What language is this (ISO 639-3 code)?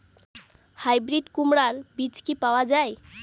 ben